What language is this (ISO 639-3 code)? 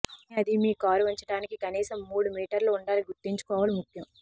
tel